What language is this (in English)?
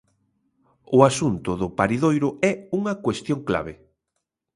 Galician